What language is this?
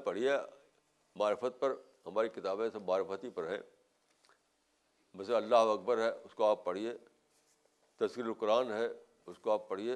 Urdu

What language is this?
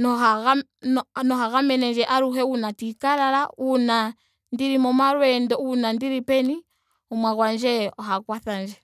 Ndonga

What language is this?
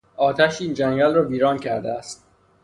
Persian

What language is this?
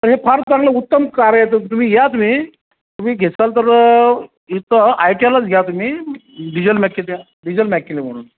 Marathi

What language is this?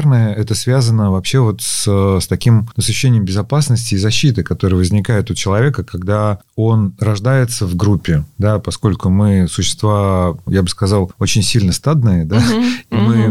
Russian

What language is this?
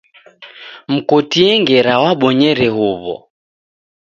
Taita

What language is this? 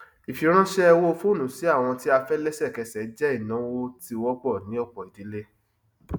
Yoruba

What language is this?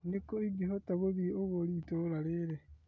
Kikuyu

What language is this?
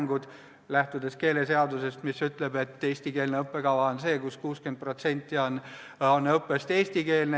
Estonian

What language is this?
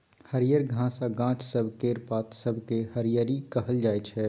Maithili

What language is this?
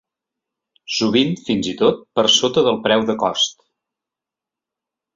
Catalan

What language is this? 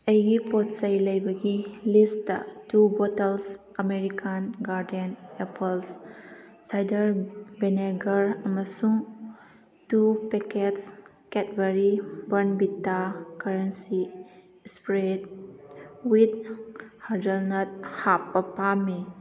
Manipuri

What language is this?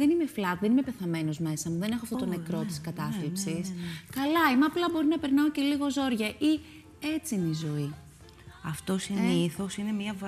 Greek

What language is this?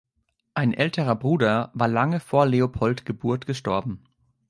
German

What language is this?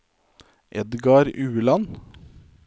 Norwegian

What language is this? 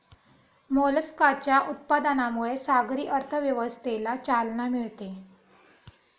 Marathi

